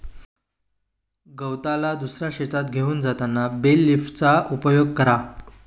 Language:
Marathi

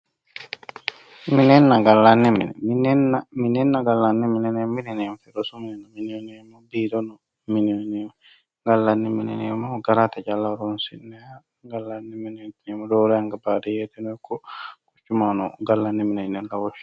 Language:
Sidamo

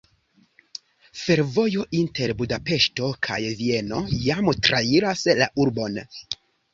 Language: Esperanto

